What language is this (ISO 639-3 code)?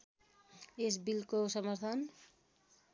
nep